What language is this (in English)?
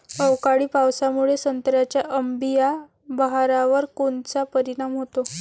Marathi